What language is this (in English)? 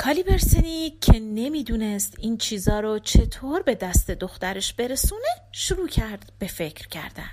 Persian